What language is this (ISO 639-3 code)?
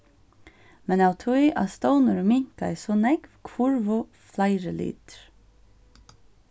fao